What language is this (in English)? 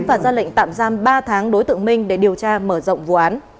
Vietnamese